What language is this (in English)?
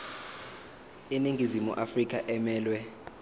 Zulu